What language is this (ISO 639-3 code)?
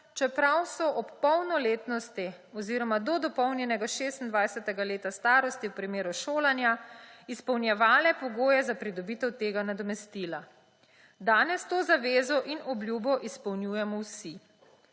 slv